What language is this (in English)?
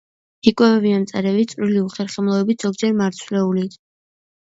Georgian